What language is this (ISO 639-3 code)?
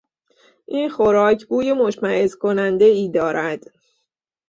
fas